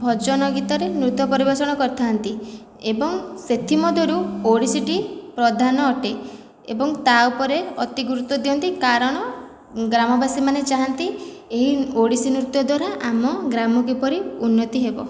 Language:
Odia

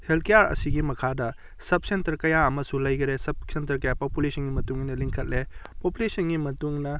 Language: Manipuri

